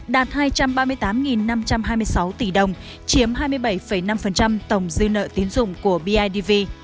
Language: Vietnamese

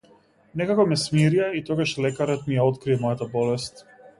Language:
Macedonian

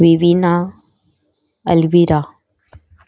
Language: Konkani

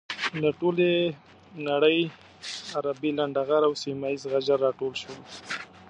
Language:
Pashto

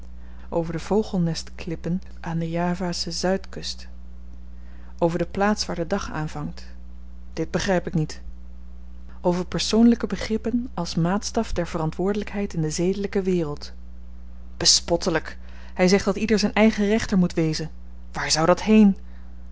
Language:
Dutch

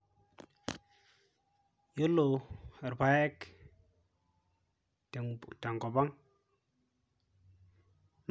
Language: Masai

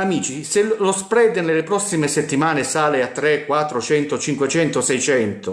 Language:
Italian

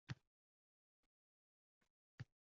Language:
Uzbek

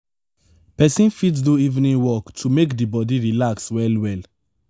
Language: Nigerian Pidgin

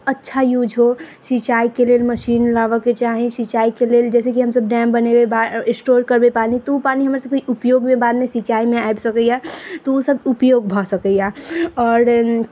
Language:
Maithili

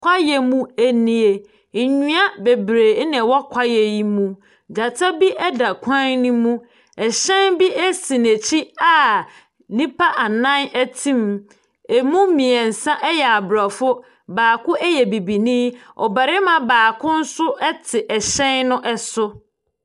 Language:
Akan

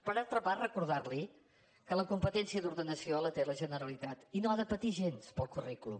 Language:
Catalan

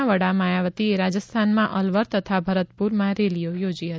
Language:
Gujarati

